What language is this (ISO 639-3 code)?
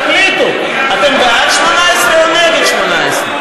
heb